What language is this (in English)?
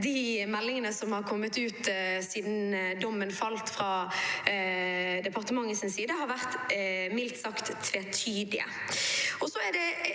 Norwegian